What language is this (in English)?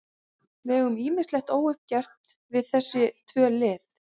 Icelandic